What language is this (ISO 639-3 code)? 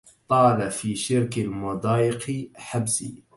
ara